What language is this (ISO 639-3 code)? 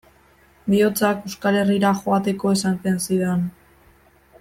eus